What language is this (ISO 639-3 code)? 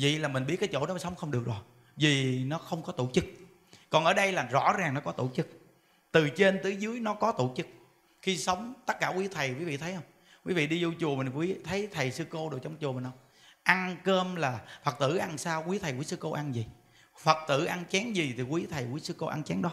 vie